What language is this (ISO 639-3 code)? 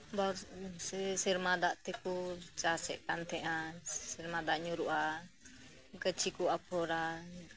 sat